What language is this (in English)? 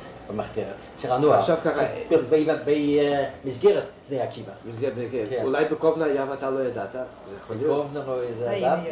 Hebrew